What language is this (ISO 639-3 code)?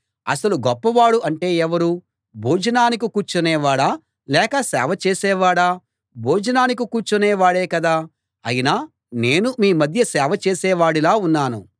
tel